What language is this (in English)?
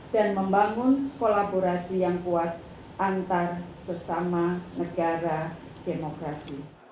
Indonesian